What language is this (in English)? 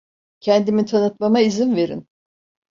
Turkish